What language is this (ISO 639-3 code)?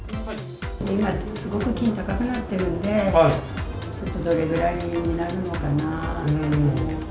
jpn